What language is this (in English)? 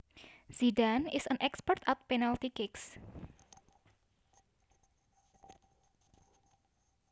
Javanese